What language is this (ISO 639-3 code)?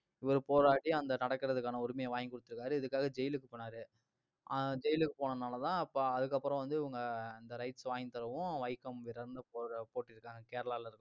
tam